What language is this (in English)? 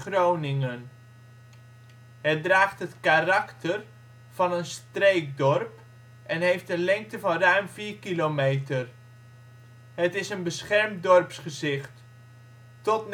Dutch